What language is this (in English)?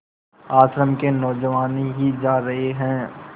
Hindi